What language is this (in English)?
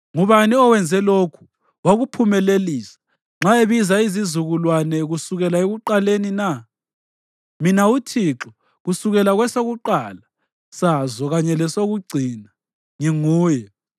North Ndebele